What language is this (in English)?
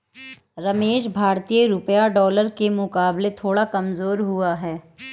Hindi